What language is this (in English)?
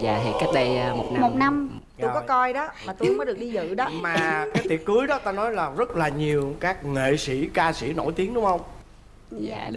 Vietnamese